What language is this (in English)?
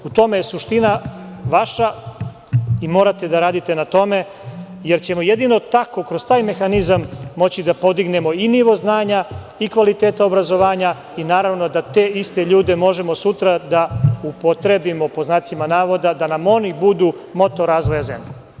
Serbian